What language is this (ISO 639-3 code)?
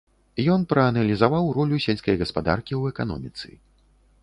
bel